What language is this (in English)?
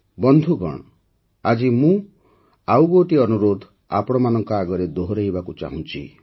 Odia